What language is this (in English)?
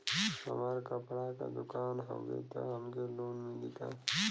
Bhojpuri